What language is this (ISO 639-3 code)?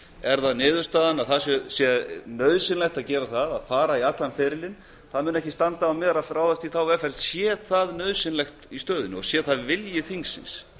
isl